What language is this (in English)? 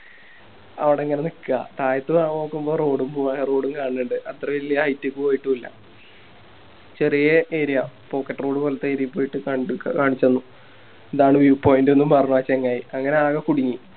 Malayalam